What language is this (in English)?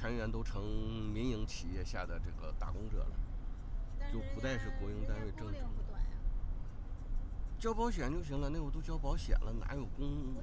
Chinese